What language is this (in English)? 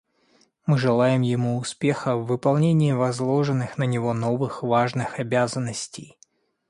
Russian